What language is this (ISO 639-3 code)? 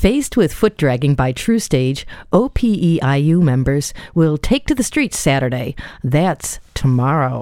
eng